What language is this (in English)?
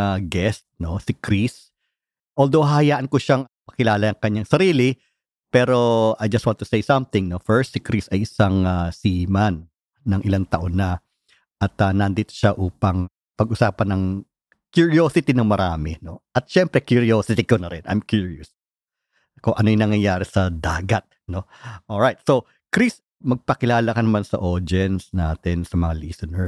Filipino